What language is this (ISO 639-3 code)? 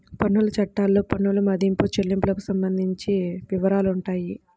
tel